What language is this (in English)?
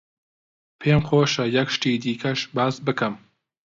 Central Kurdish